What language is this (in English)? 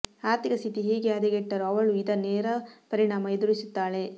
Kannada